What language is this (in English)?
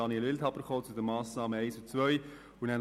Swiss German